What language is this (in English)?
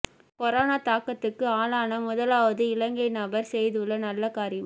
Tamil